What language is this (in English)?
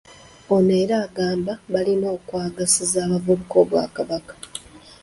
Ganda